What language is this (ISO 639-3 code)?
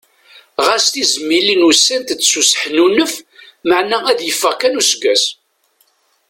kab